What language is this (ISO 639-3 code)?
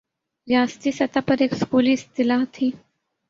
urd